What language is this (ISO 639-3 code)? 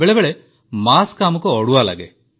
ori